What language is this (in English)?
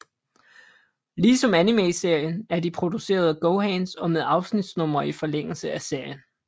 Danish